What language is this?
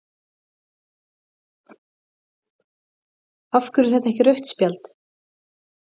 Icelandic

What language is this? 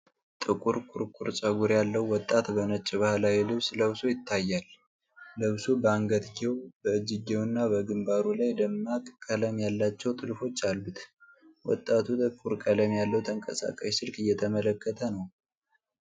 Amharic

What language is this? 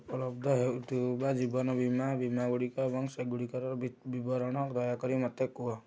Odia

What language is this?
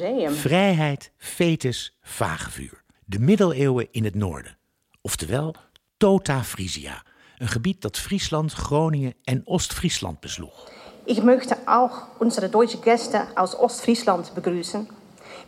Dutch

